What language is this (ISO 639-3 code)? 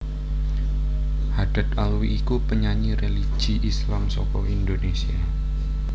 jav